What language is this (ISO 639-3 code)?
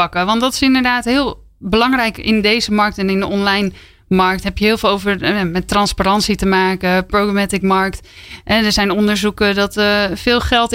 nld